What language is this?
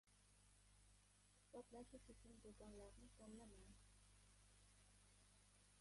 Uzbek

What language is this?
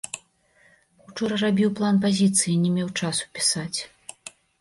Belarusian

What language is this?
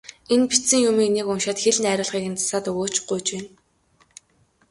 Mongolian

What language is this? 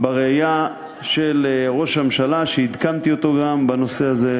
Hebrew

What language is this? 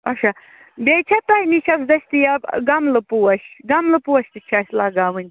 Kashmiri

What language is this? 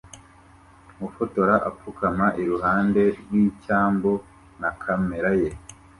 Kinyarwanda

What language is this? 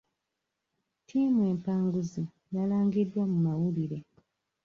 Ganda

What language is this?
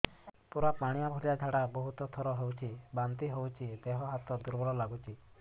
Odia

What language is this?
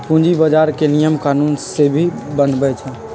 Magahi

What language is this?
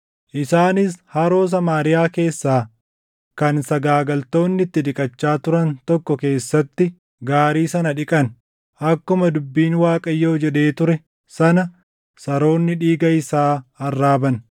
Oromo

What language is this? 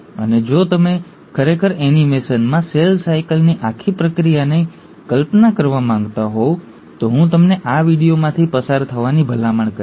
Gujarati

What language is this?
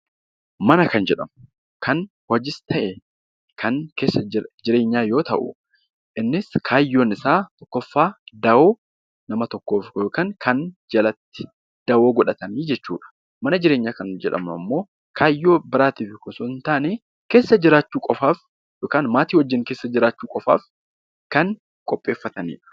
Oromo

